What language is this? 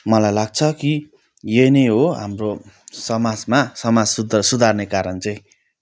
Nepali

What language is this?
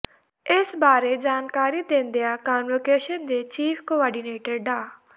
Punjabi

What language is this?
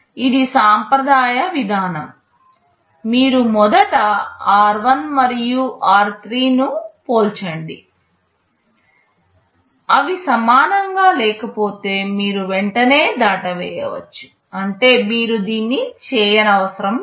Telugu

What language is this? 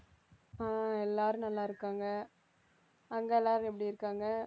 Tamil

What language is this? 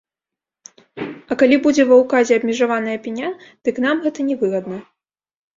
Belarusian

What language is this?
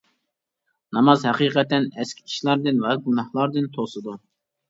Uyghur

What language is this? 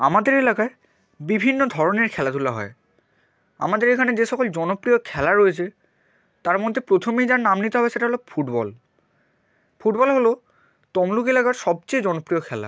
Bangla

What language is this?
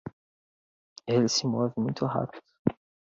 Portuguese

